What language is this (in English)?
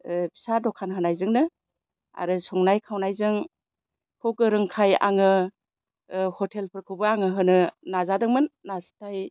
Bodo